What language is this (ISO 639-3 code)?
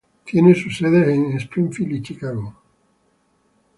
spa